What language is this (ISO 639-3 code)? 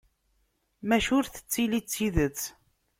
kab